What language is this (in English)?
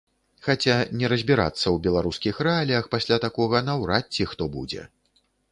Belarusian